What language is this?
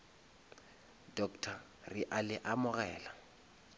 Northern Sotho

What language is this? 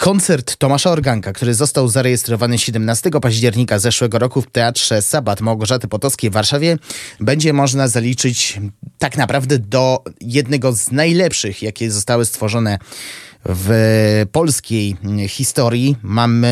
Polish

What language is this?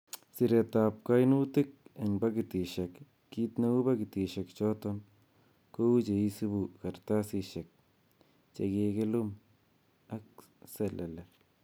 Kalenjin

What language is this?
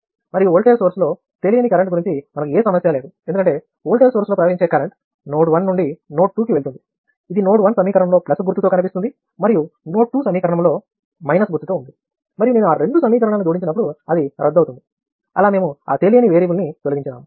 Telugu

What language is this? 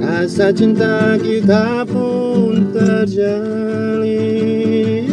Indonesian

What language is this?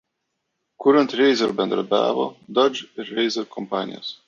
Lithuanian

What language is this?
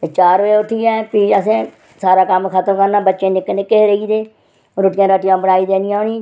Dogri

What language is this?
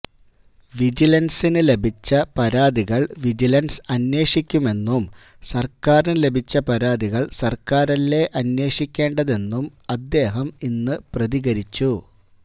Malayalam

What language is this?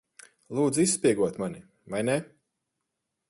Latvian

